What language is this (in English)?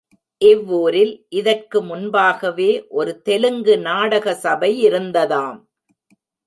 Tamil